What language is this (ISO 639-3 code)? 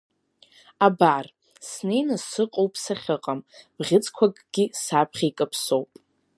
abk